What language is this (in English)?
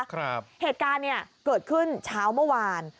Thai